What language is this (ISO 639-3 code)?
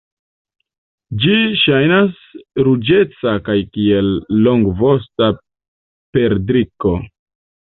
epo